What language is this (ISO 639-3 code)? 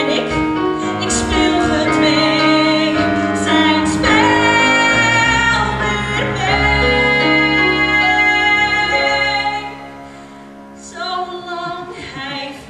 nld